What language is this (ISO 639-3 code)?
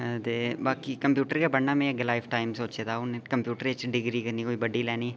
doi